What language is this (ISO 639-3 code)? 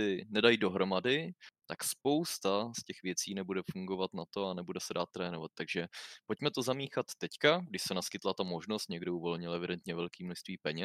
ces